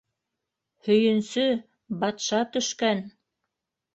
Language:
Bashkir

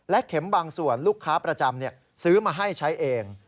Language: Thai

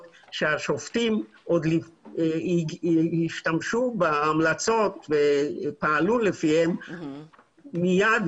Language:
Hebrew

